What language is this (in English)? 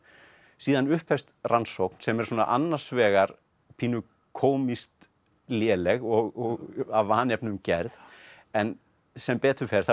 Icelandic